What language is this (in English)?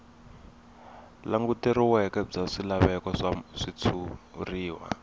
Tsonga